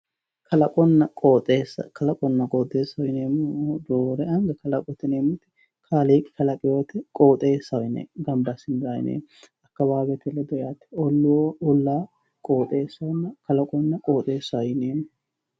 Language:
Sidamo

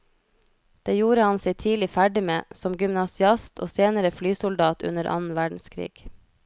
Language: Norwegian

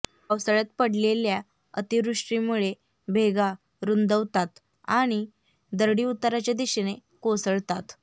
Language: Marathi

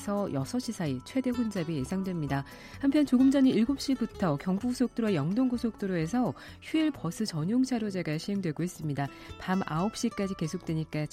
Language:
Korean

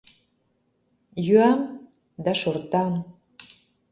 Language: Mari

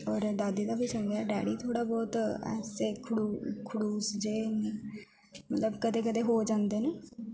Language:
Dogri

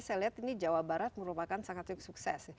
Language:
Indonesian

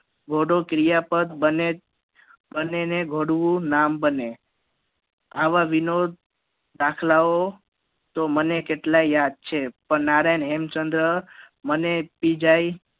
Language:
Gujarati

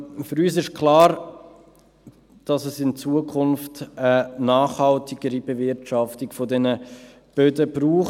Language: Swiss German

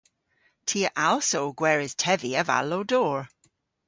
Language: Cornish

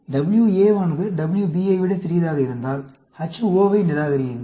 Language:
Tamil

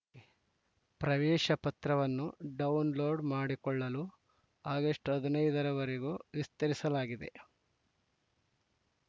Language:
Kannada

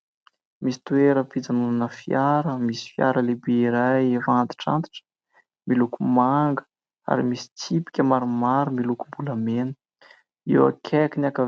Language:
Malagasy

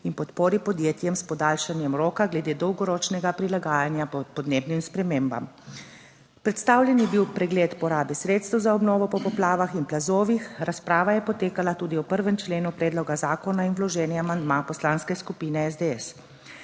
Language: Slovenian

